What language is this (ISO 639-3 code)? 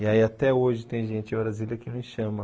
por